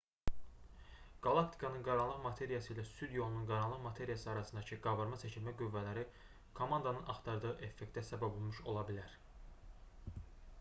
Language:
Azerbaijani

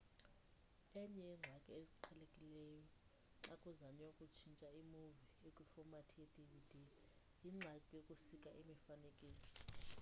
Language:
Xhosa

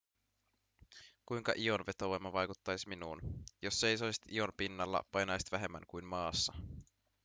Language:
Finnish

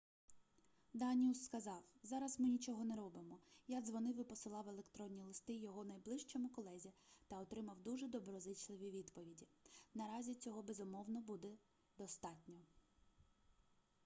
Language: Ukrainian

